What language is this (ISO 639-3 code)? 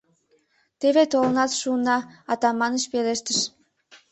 chm